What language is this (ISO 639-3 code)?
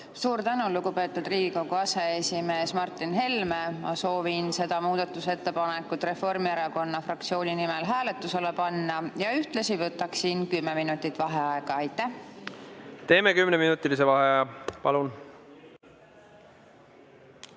est